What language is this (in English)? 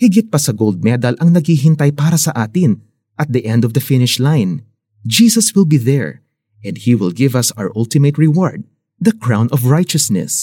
Filipino